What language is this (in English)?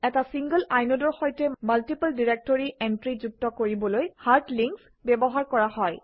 Assamese